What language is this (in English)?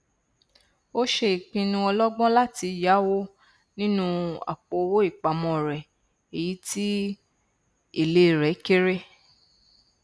Yoruba